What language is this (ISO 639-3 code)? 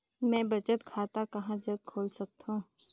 hne